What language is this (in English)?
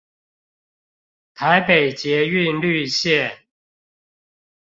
Chinese